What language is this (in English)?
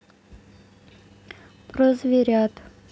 Russian